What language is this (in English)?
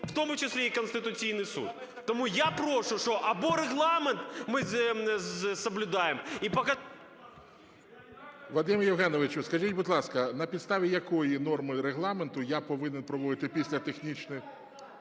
Ukrainian